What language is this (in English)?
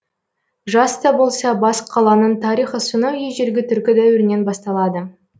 Kazakh